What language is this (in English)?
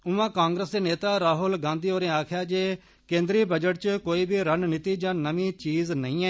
Dogri